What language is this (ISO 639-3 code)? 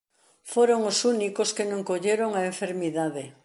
glg